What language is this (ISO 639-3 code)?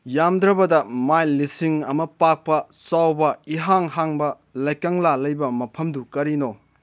mni